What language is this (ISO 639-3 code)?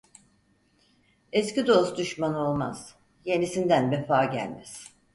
tur